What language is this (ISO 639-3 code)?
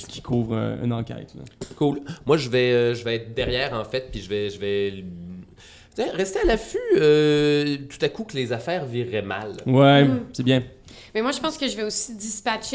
fra